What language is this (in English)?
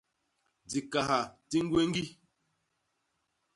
Basaa